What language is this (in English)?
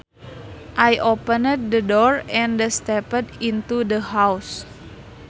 Sundanese